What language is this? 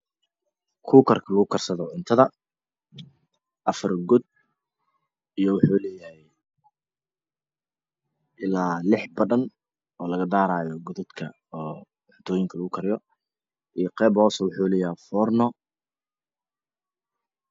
Somali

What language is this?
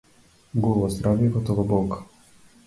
Macedonian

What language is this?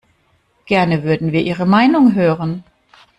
German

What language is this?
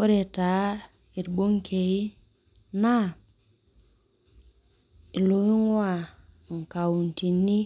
Masai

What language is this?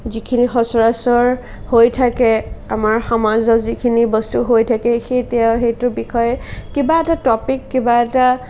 Assamese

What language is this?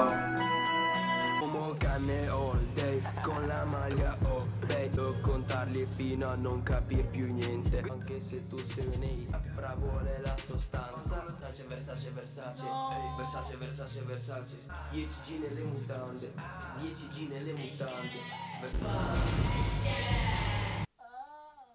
Italian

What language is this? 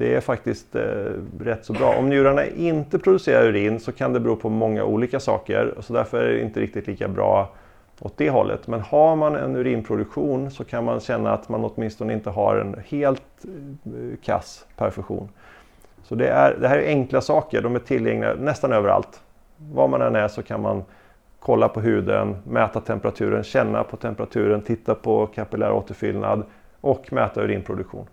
Swedish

